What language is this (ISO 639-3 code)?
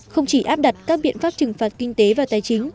vie